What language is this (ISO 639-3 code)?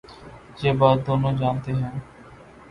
urd